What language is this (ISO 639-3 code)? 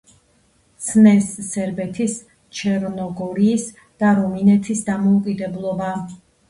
kat